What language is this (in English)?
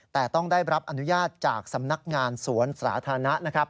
Thai